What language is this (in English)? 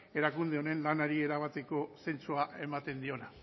Basque